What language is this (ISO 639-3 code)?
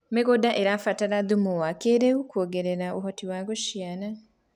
kik